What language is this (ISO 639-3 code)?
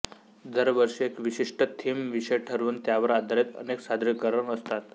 mar